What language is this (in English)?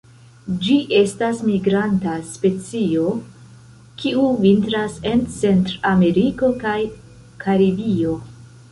Esperanto